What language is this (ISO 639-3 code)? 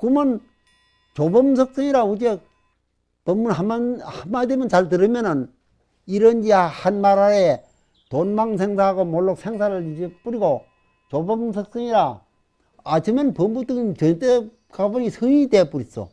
kor